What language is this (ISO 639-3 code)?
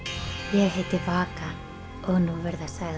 isl